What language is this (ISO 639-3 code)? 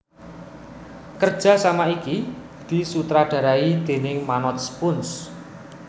jav